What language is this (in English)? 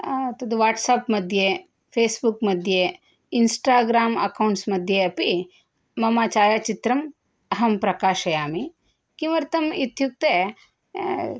Sanskrit